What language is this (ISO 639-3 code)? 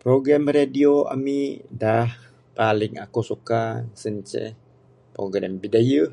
sdo